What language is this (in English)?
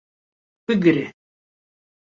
Kurdish